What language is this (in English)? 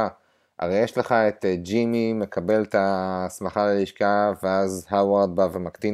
Hebrew